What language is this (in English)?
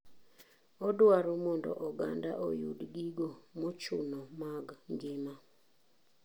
Luo (Kenya and Tanzania)